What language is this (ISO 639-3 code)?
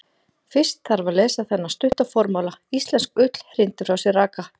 isl